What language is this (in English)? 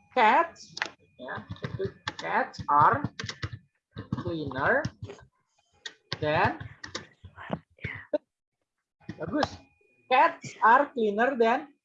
Indonesian